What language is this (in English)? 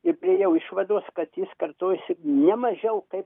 Lithuanian